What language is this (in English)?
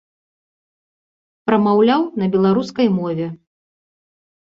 Belarusian